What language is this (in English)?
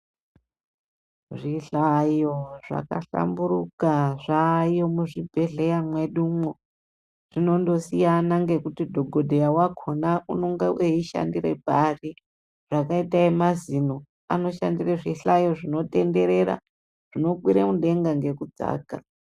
Ndau